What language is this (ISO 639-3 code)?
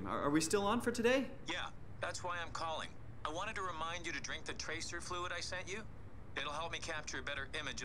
fin